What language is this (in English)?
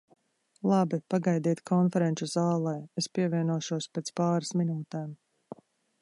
Latvian